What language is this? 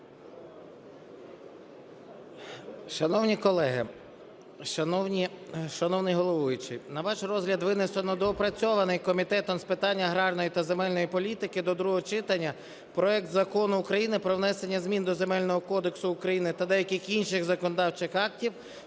Ukrainian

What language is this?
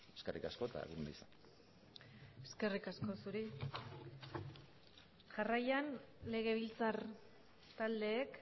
Basque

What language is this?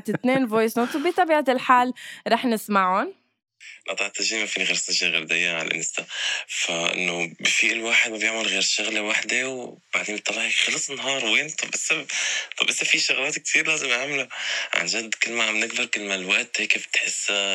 Arabic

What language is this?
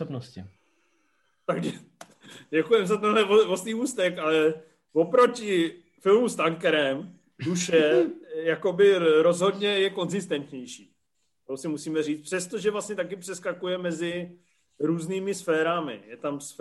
Czech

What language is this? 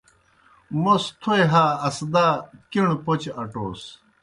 Kohistani Shina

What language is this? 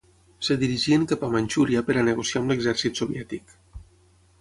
Catalan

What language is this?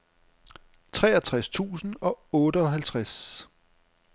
Danish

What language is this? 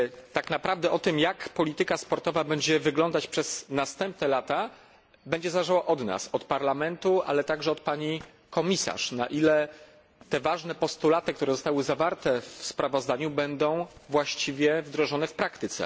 Polish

